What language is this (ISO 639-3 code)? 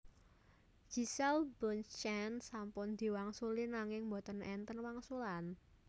jav